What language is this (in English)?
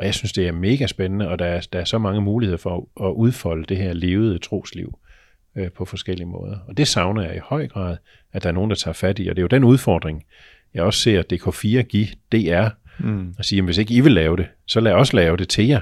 Danish